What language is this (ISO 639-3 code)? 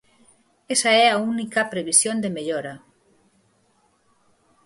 glg